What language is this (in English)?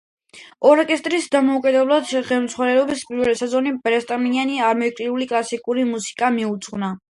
Georgian